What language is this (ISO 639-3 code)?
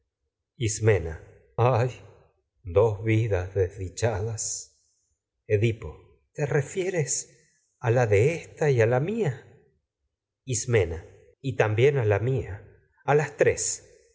spa